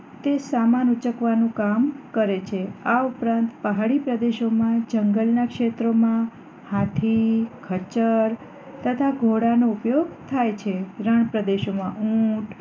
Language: Gujarati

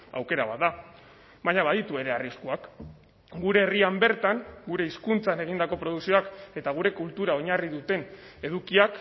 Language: Basque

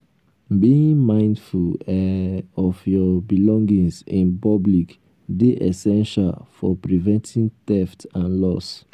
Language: Nigerian Pidgin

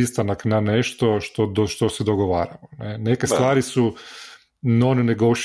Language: Croatian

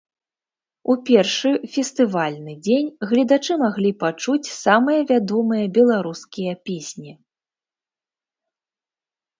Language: Belarusian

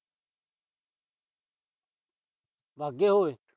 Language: Punjabi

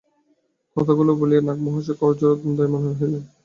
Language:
Bangla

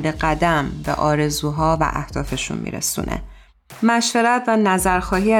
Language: Persian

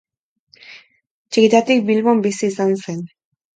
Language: Basque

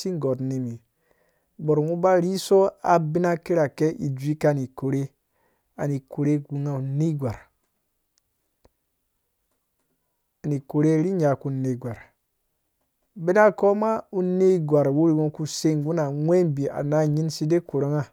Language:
Dũya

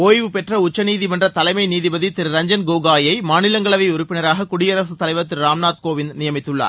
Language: Tamil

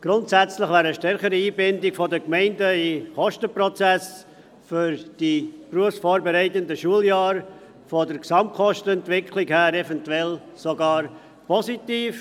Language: Swiss German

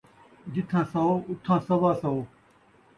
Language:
Saraiki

